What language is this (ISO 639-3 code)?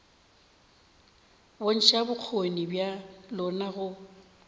nso